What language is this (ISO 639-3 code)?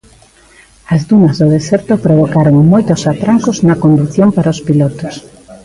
glg